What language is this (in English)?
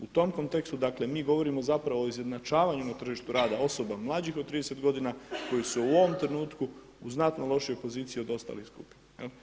Croatian